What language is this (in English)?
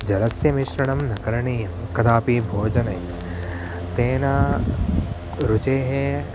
Sanskrit